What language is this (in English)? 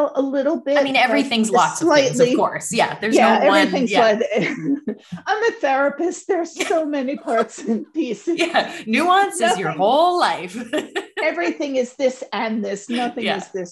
English